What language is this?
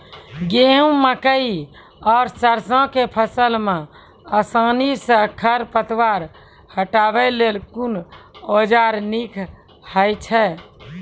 Maithili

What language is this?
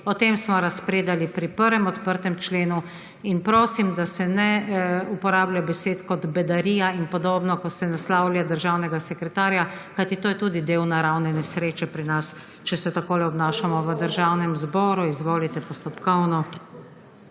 Slovenian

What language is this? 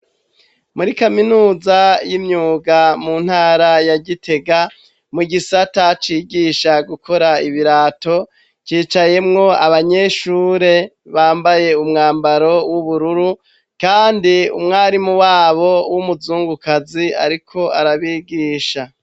Rundi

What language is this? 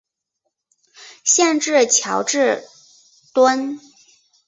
Chinese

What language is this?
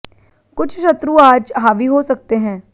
Hindi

